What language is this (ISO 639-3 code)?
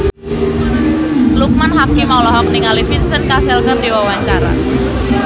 sun